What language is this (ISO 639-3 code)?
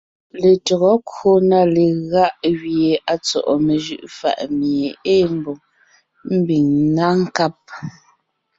nnh